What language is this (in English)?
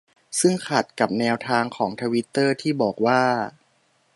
Thai